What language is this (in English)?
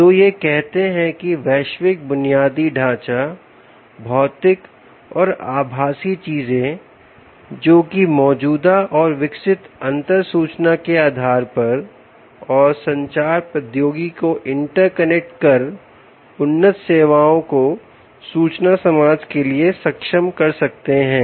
Hindi